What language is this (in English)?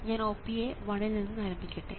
Malayalam